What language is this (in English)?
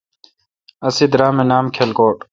Kalkoti